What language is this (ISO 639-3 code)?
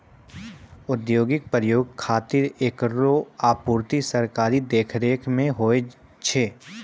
mai